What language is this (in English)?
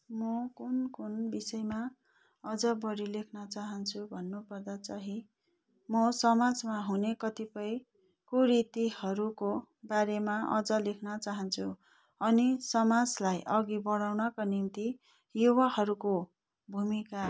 Nepali